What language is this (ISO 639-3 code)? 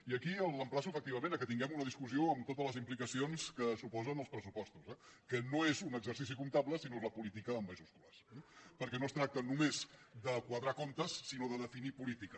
cat